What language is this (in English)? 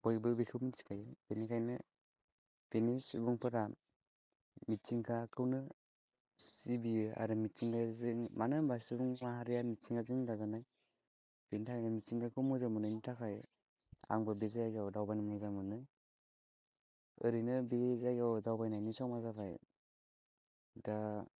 Bodo